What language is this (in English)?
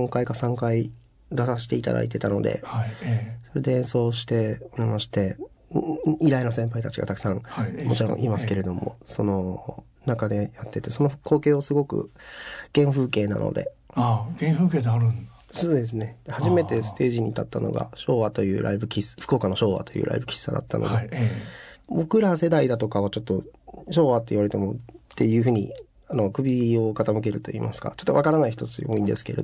Japanese